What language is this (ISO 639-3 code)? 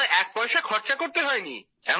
ben